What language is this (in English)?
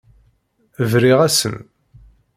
Kabyle